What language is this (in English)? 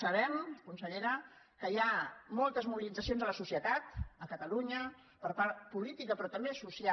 Catalan